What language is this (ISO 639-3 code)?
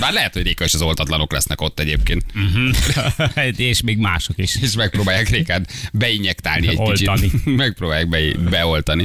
hun